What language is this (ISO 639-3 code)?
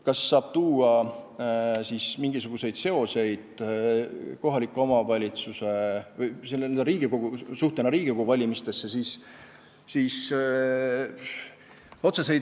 est